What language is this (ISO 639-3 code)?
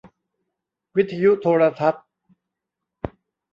tha